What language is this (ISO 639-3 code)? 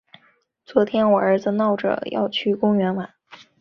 zho